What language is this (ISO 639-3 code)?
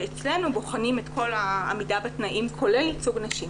heb